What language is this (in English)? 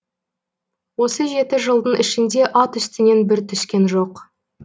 Kazakh